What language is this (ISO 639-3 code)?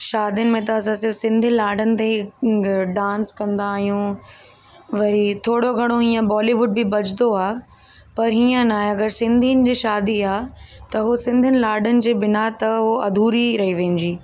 snd